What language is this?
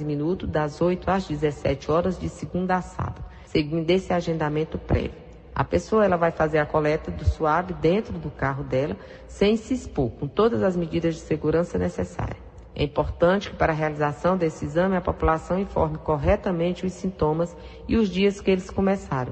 Portuguese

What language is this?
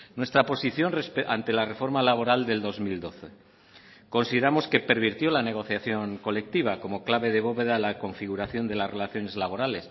Spanish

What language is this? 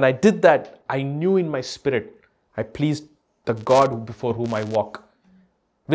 English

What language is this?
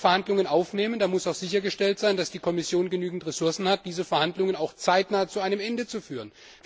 German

